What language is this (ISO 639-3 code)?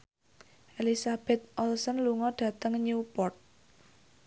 jav